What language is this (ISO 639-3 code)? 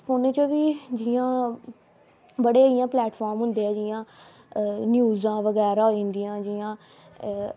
doi